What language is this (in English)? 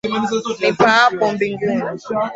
Swahili